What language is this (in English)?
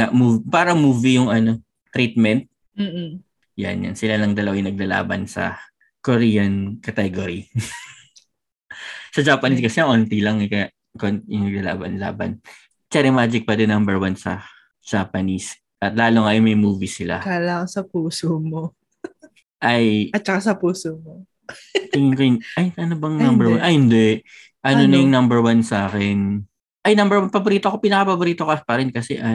Filipino